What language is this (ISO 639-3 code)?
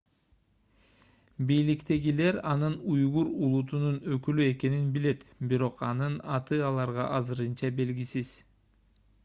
kir